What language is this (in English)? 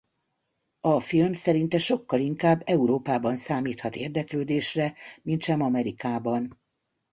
Hungarian